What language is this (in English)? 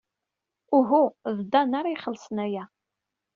Kabyle